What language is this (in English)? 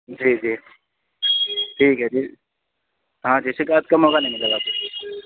Urdu